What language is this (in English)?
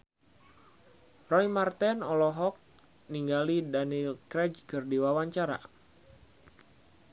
Sundanese